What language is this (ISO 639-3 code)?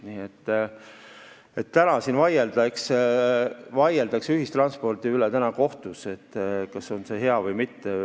est